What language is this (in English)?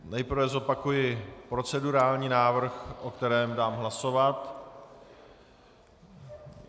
Czech